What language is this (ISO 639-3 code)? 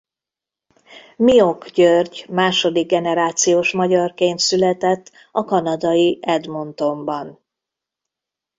hun